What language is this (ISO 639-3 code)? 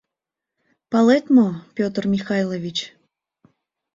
chm